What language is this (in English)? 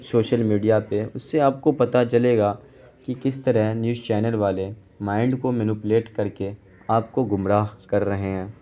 Urdu